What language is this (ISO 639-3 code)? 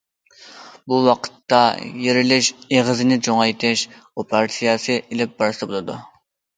uig